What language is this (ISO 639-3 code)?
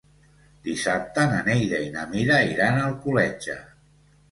cat